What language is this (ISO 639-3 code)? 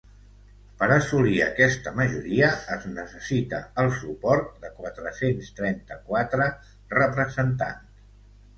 cat